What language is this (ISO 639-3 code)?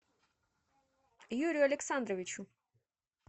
rus